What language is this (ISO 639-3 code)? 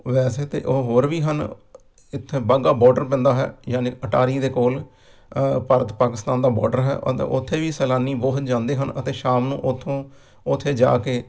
pan